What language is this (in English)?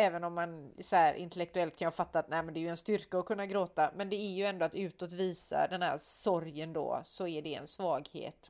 Swedish